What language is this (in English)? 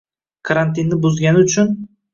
Uzbek